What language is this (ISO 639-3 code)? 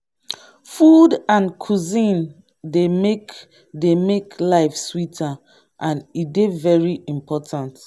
pcm